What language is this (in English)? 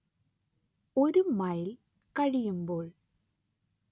Malayalam